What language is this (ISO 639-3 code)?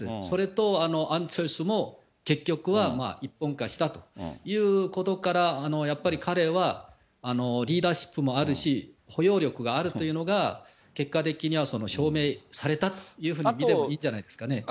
jpn